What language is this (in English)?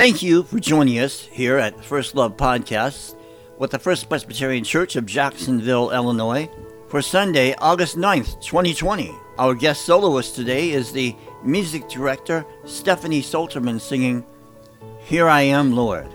English